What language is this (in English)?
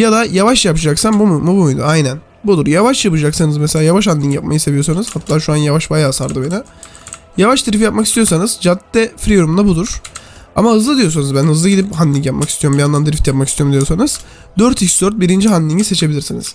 Turkish